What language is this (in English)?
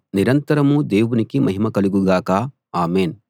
Telugu